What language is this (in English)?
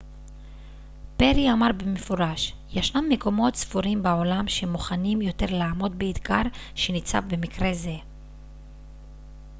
Hebrew